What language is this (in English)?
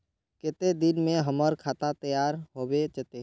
Magahi